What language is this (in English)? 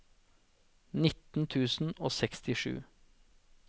Norwegian